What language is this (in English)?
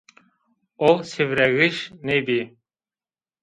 Zaza